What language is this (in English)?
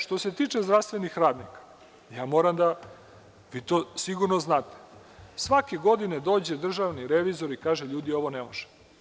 Serbian